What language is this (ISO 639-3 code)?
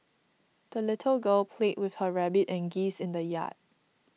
eng